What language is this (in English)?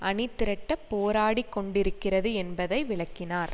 Tamil